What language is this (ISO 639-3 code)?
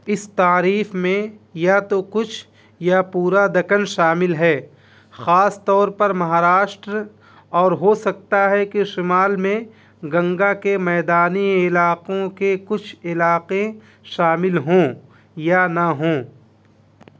urd